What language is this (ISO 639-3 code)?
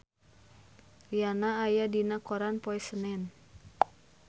sun